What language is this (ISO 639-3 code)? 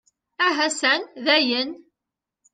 kab